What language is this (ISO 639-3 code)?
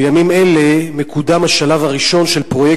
heb